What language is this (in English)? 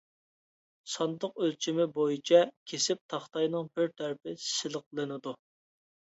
Uyghur